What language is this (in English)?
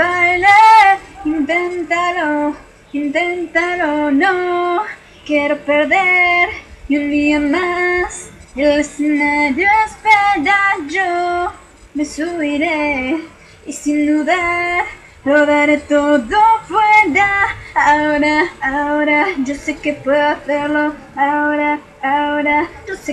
Hungarian